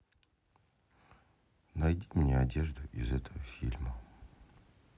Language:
Russian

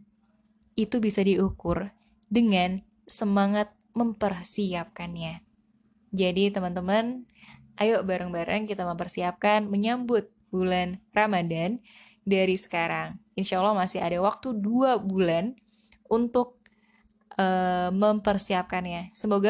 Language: Indonesian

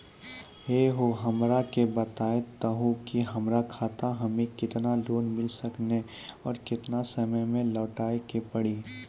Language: Maithili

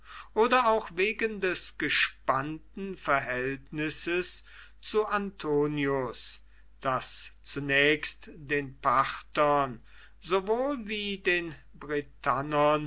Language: German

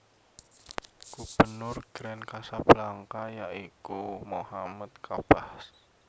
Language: Javanese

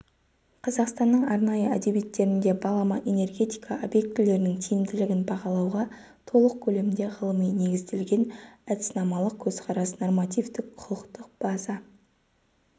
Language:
Kazakh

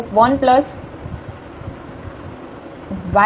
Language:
Gujarati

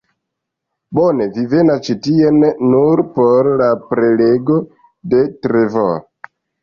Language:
Esperanto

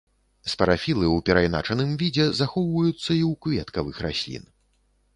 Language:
Belarusian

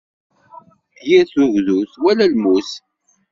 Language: Kabyle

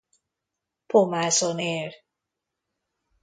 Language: Hungarian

